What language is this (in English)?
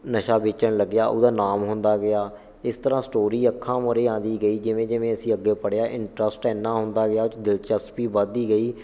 Punjabi